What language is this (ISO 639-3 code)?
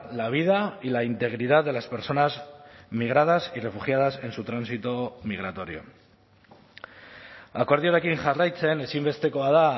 spa